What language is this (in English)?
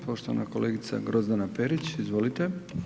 Croatian